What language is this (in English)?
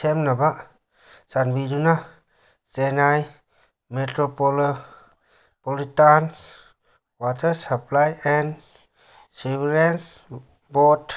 Manipuri